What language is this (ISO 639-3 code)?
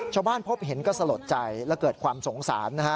tha